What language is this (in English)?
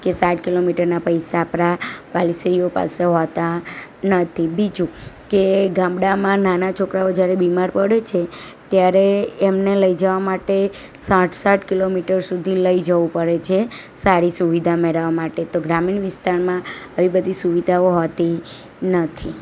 Gujarati